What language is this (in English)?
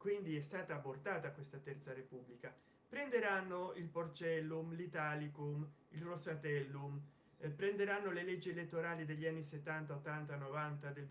Italian